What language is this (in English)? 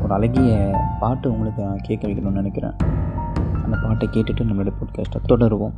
Tamil